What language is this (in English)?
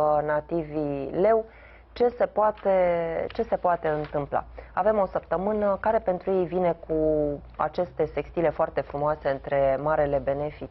Romanian